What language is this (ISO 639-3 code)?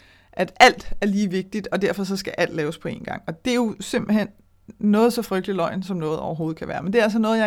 dan